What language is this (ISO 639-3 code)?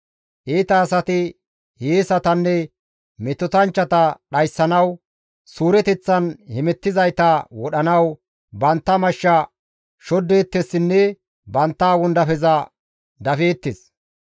gmv